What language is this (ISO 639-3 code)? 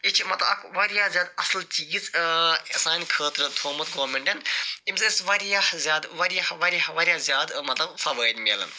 kas